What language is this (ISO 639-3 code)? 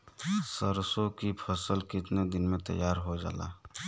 bho